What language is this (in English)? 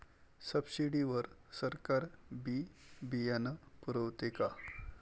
Marathi